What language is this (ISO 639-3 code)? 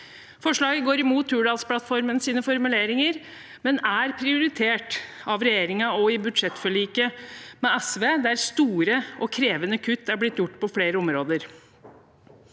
nor